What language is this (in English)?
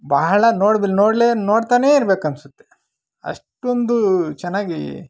Kannada